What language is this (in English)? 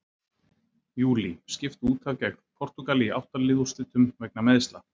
Icelandic